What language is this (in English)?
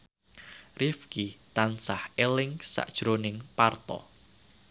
Javanese